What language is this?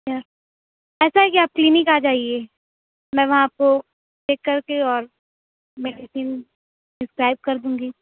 Urdu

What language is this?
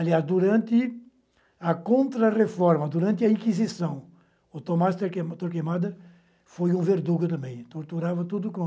Portuguese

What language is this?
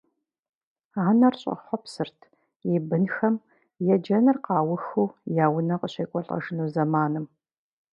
Kabardian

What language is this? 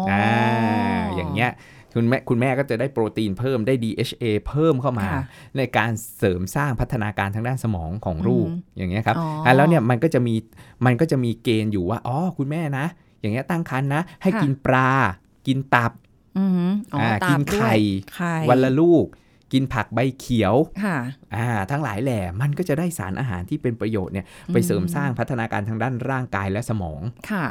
Thai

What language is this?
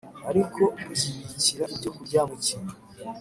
Kinyarwanda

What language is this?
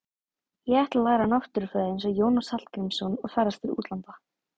Icelandic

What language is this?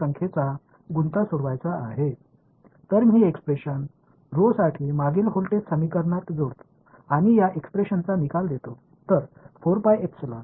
Tamil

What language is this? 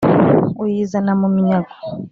Kinyarwanda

